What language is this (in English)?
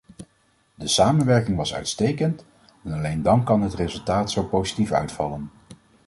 Dutch